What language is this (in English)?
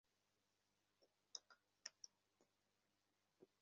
Bangla